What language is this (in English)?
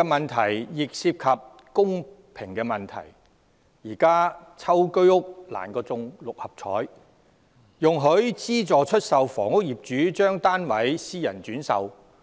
Cantonese